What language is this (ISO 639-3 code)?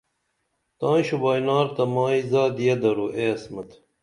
dml